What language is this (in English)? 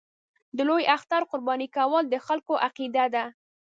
Pashto